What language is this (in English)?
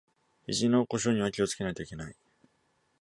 Japanese